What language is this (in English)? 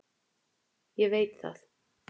Icelandic